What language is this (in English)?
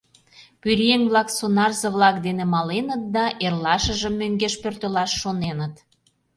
Mari